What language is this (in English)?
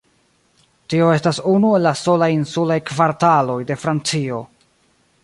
Esperanto